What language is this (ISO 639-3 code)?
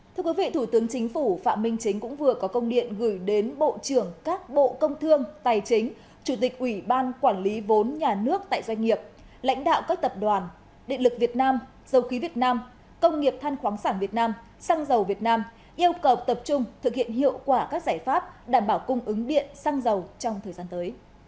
vie